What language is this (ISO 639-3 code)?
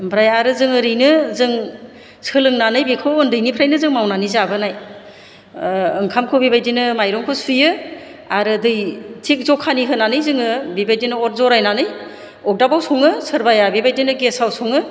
brx